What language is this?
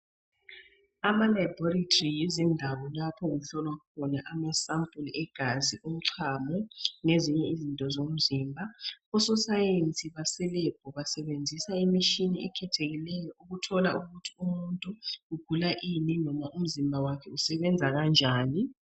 North Ndebele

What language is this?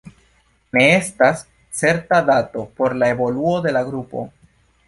Esperanto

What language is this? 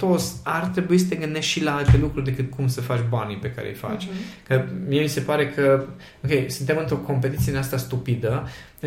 Romanian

